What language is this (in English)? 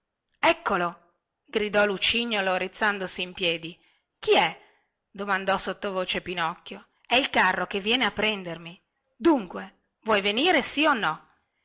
Italian